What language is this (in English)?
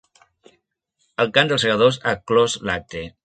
Catalan